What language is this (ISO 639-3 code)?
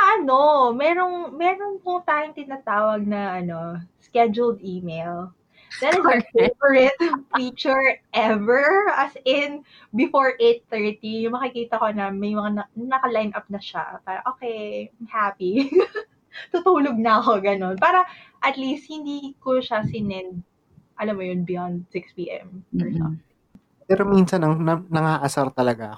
fil